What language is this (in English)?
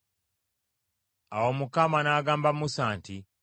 Ganda